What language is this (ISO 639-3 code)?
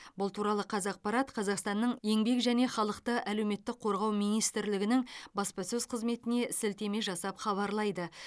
kaz